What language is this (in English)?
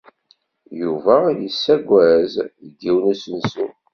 Kabyle